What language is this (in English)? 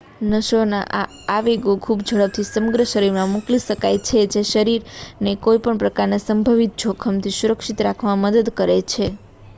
Gujarati